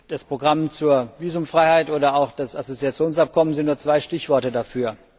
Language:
German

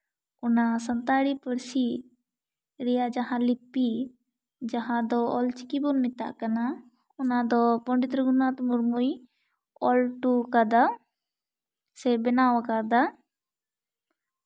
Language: Santali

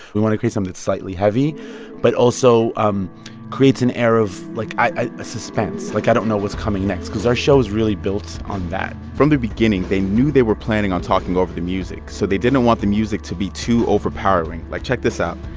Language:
English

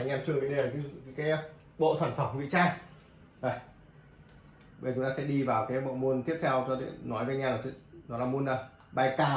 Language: Vietnamese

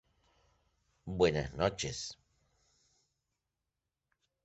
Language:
Spanish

